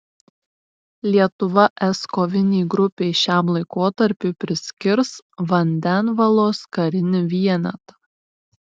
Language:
Lithuanian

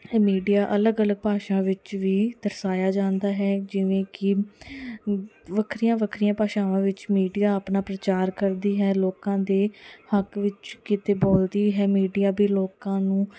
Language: Punjabi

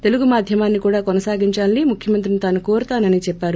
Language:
Telugu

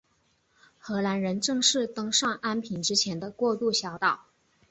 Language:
Chinese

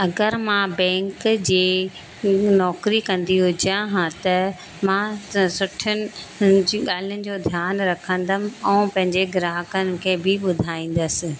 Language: Sindhi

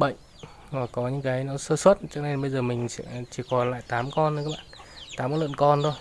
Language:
Vietnamese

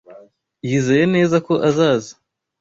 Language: Kinyarwanda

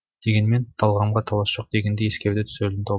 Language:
Kazakh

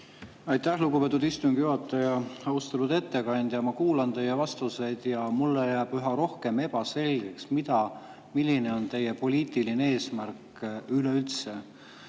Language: Estonian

